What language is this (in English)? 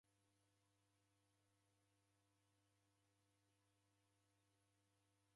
Taita